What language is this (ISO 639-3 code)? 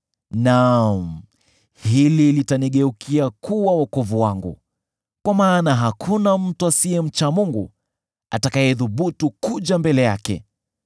swa